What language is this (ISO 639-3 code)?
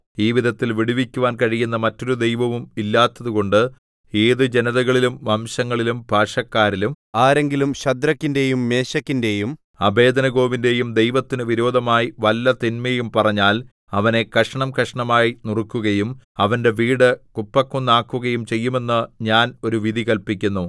mal